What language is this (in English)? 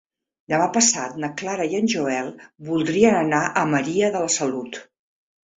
Catalan